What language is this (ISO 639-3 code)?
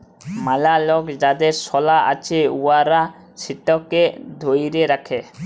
ben